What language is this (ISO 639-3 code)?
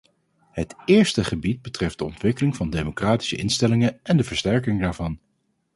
nld